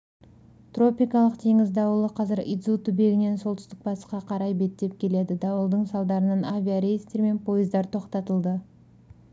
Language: Kazakh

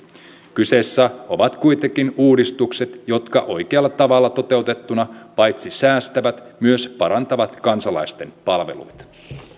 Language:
Finnish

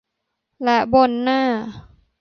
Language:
Thai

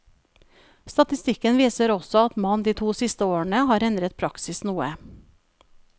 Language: Norwegian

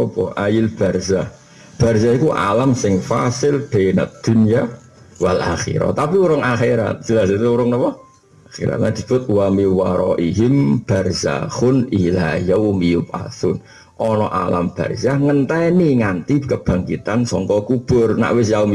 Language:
Indonesian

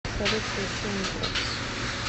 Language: Russian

